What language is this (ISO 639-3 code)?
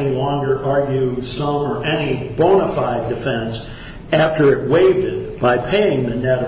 eng